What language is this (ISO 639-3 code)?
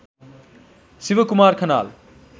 nep